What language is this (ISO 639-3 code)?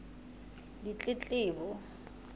sot